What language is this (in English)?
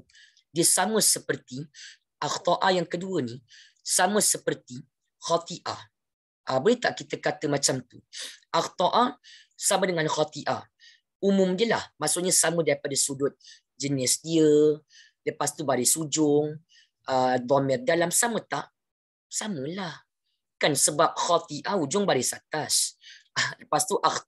Malay